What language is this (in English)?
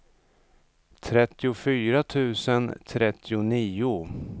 Swedish